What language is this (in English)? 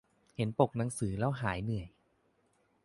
Thai